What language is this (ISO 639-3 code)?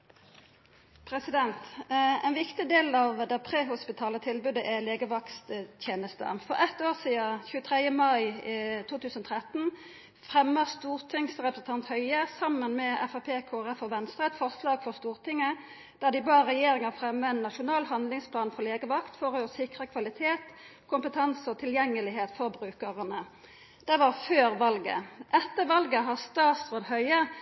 nno